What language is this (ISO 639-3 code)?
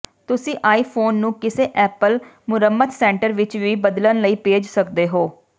pan